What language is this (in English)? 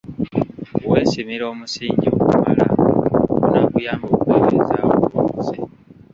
Ganda